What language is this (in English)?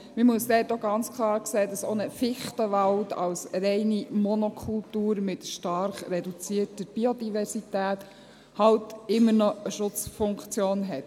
Swiss German